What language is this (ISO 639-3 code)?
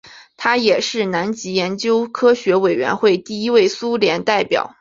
zho